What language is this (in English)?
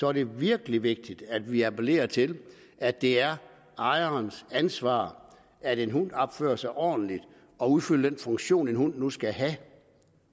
Danish